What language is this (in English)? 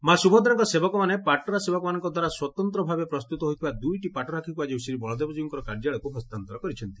Odia